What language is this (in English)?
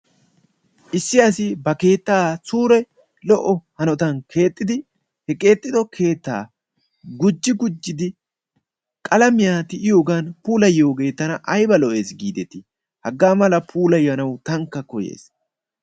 Wolaytta